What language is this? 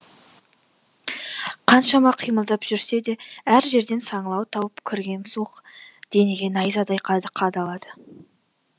Kazakh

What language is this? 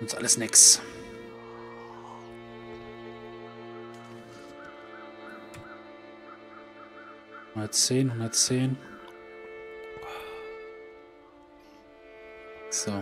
German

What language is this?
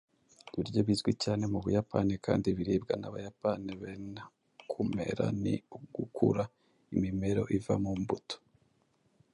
Kinyarwanda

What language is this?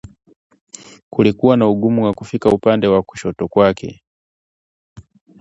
Swahili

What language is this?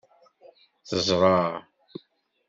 Kabyle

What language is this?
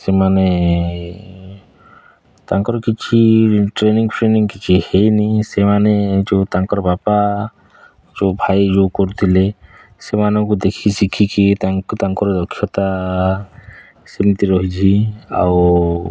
Odia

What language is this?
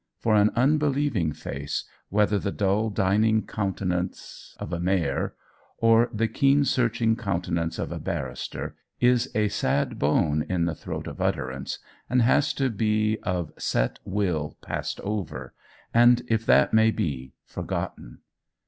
English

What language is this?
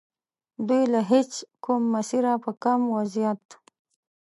Pashto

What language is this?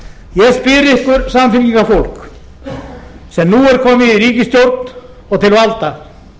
Icelandic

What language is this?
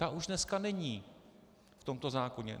Czech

